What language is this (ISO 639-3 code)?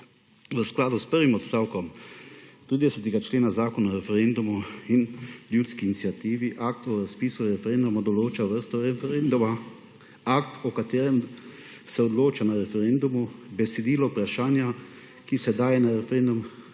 slv